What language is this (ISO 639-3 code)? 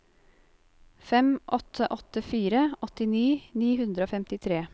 nor